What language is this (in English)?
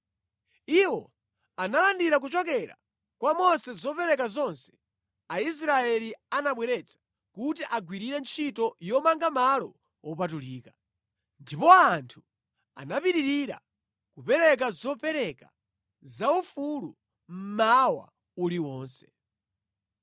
Nyanja